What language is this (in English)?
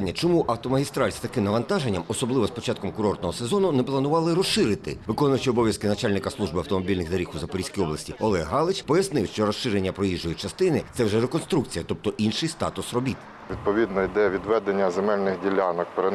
Ukrainian